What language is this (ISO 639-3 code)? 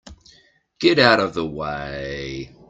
eng